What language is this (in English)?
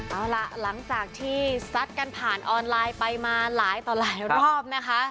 Thai